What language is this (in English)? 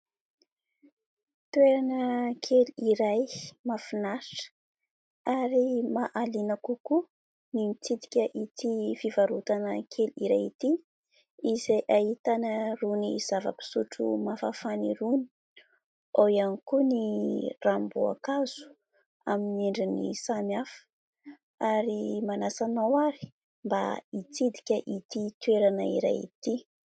Malagasy